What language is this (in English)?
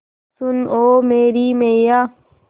Hindi